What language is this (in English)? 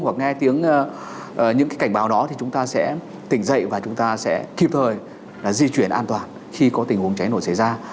Vietnamese